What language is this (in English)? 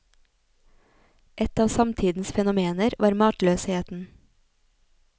Norwegian